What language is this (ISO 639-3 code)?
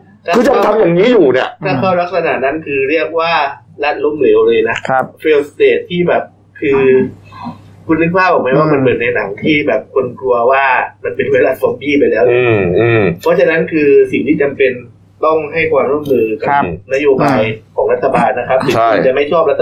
tha